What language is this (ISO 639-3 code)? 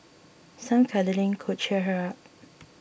eng